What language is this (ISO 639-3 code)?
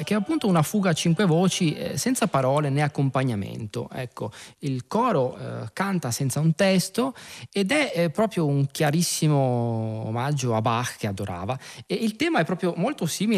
ita